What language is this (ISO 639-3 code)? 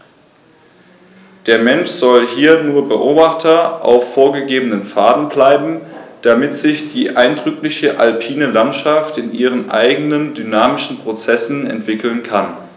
deu